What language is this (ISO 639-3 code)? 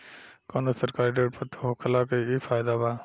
bho